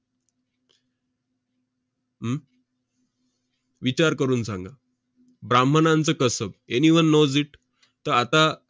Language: Marathi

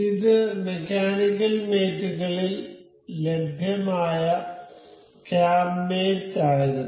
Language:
Malayalam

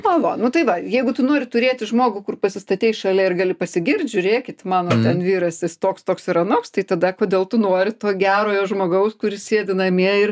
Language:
Lithuanian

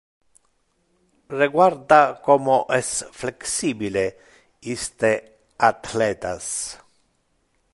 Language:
Interlingua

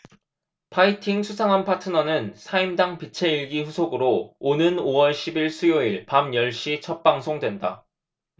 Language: Korean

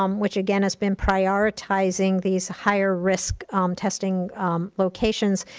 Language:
English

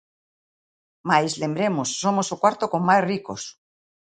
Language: Galician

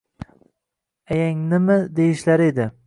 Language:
Uzbek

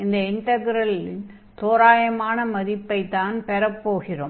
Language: Tamil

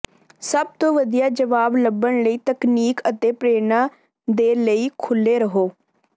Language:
Punjabi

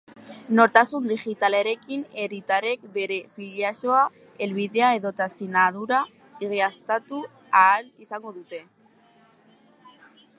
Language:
Basque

